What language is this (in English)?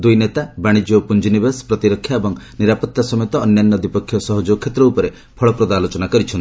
Odia